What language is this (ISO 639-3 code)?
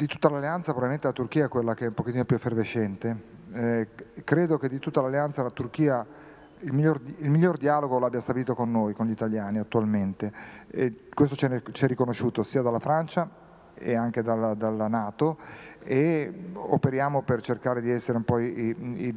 ita